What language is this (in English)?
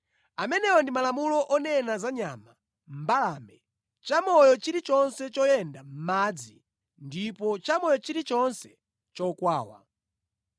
Nyanja